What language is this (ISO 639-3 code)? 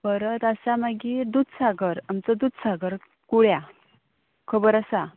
kok